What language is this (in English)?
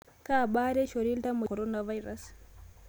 Masai